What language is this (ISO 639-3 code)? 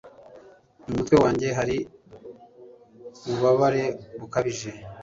kin